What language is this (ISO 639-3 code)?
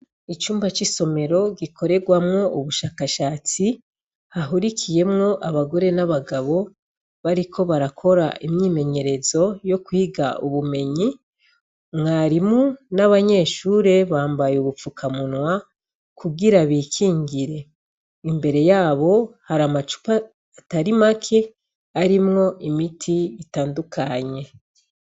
run